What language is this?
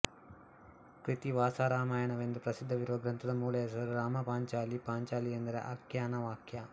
Kannada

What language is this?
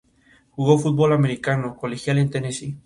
Spanish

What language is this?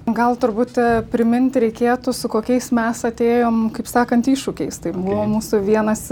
Lithuanian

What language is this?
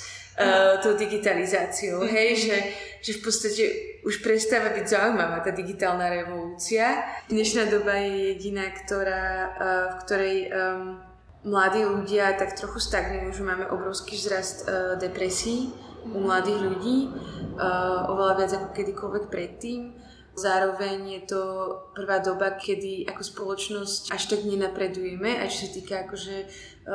Slovak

